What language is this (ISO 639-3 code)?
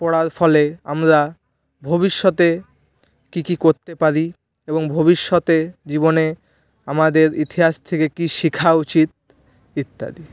ben